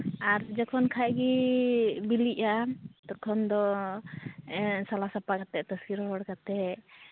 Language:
Santali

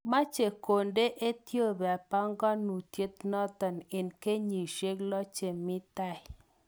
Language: Kalenjin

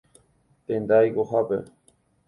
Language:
Guarani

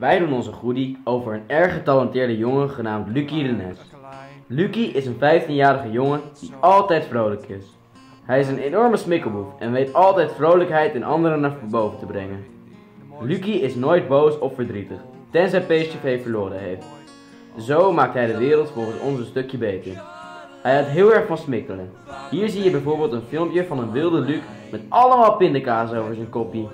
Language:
Dutch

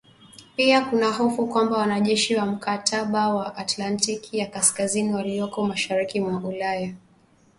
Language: Swahili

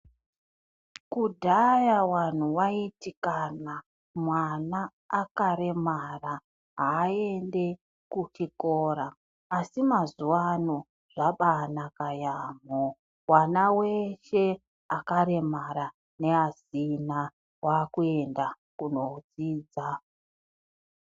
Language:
Ndau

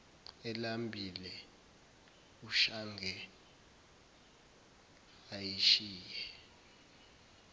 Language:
Zulu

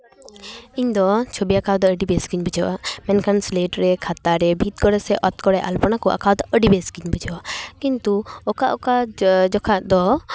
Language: Santali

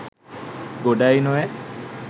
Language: Sinhala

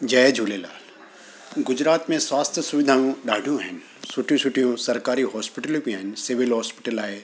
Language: Sindhi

